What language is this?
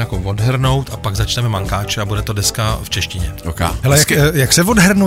Czech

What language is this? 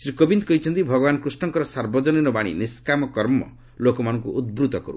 Odia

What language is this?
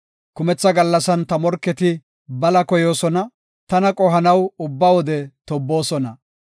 Gofa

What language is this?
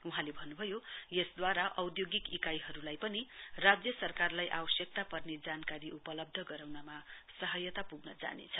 Nepali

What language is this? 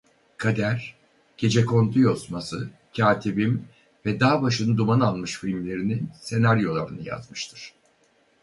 Turkish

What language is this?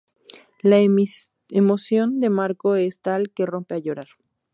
Spanish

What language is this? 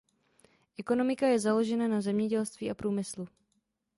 Czech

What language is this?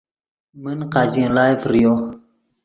Yidgha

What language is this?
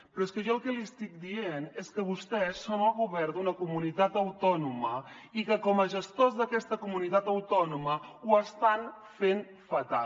Catalan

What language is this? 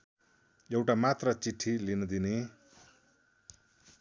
Nepali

